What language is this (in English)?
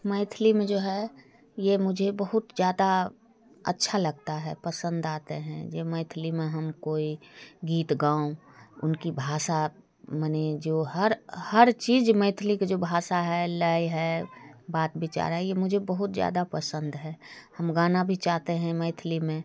Hindi